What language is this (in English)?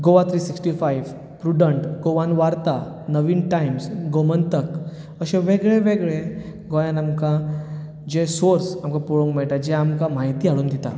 Konkani